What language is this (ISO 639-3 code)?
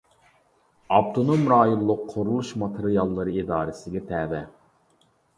uig